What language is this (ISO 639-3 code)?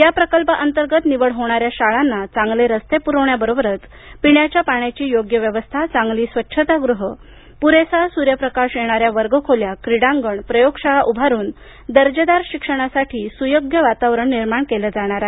mar